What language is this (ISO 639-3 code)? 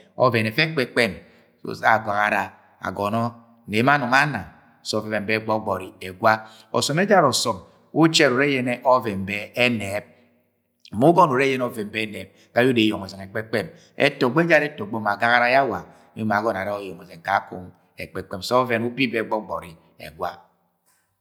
yay